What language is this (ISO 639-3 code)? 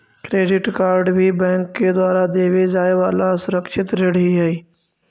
mag